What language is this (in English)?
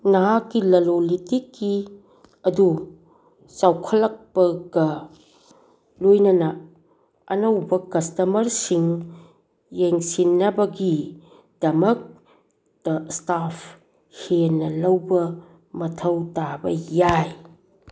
Manipuri